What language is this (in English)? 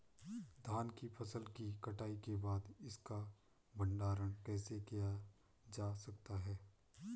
Hindi